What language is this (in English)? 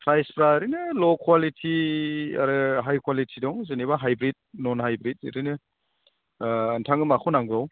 Bodo